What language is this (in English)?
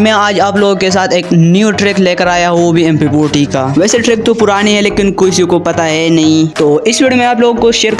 Urdu